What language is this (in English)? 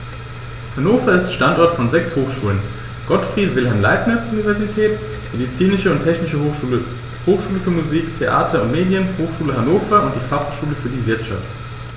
German